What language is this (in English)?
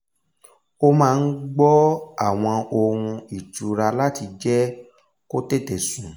Yoruba